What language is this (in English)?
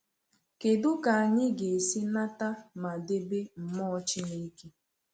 Igbo